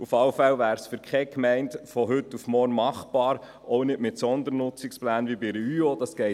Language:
Swiss German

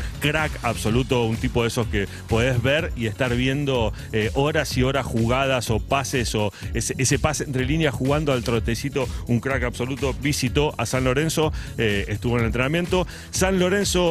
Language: Spanish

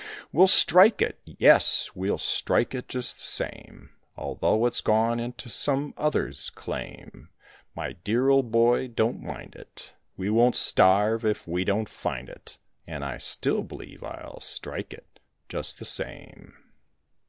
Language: English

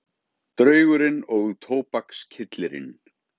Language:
Icelandic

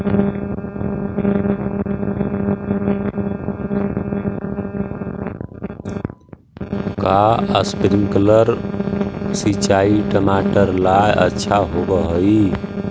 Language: Magahi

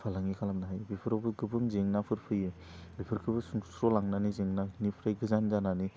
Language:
Bodo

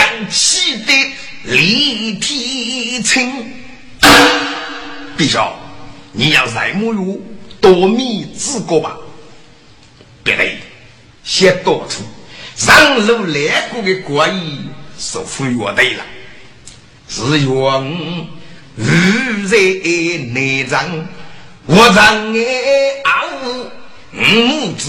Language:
Chinese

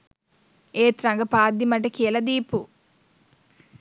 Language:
Sinhala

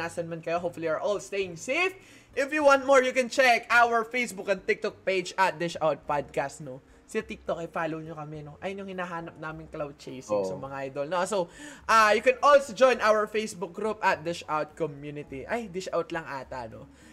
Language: Filipino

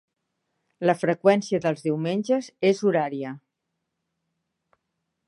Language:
Catalan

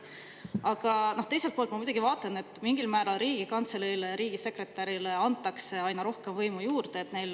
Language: Estonian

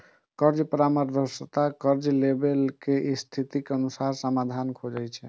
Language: Maithili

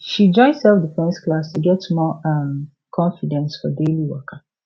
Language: Nigerian Pidgin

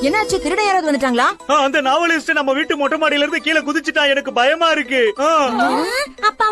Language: Indonesian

